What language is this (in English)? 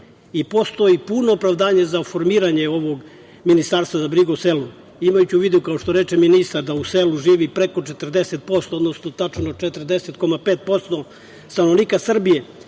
Serbian